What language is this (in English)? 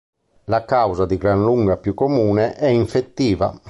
Italian